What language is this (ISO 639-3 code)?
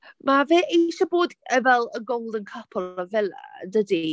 cym